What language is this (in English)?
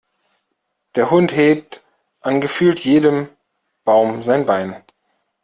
German